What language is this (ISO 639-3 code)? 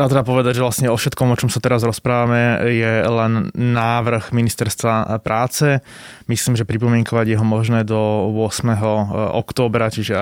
slk